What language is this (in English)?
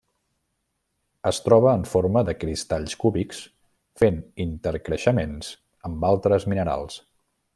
Catalan